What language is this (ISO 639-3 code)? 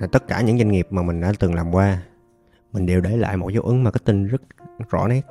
vie